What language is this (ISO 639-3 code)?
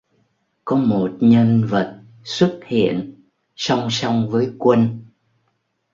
vie